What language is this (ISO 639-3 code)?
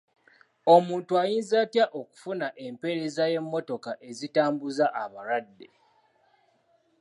lug